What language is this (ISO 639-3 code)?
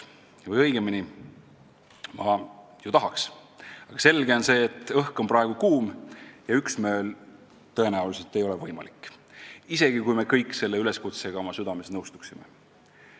est